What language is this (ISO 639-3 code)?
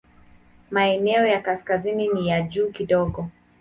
swa